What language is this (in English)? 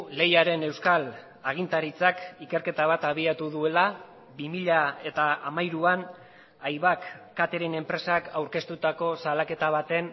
Basque